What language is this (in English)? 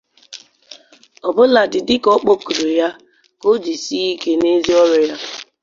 Igbo